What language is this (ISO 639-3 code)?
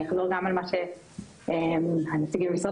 heb